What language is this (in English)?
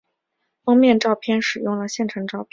Chinese